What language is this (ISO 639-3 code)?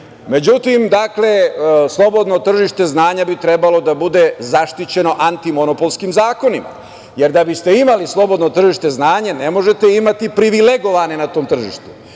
srp